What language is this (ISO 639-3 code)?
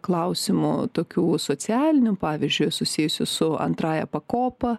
lit